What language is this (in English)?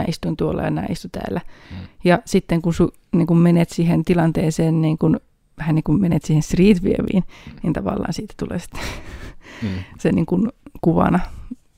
Finnish